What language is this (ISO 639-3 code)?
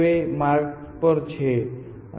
guj